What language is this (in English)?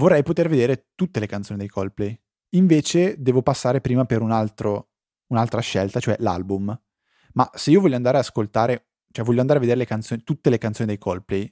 Italian